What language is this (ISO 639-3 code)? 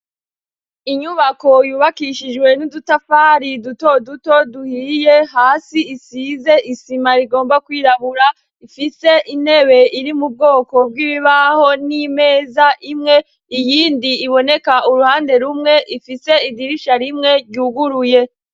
run